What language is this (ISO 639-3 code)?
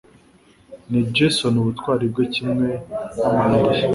kin